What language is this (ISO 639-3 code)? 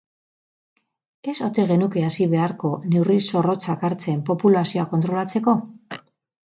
eus